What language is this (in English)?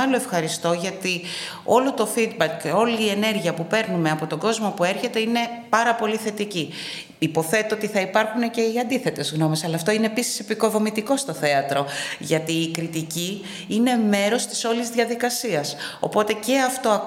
Greek